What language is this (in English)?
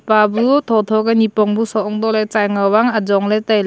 Wancho Naga